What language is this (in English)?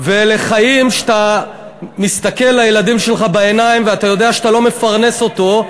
Hebrew